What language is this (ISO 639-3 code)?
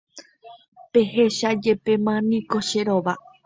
grn